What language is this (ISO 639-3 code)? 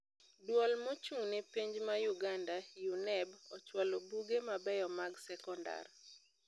luo